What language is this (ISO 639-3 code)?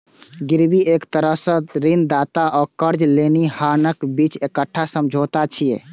mai